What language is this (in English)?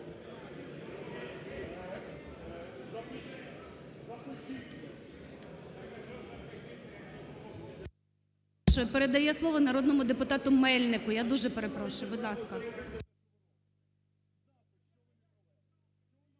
Ukrainian